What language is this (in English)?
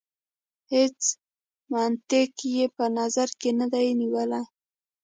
Pashto